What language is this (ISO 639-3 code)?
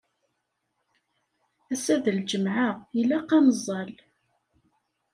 kab